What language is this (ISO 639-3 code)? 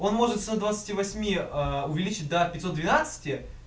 rus